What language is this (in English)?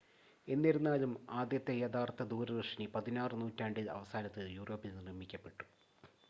Malayalam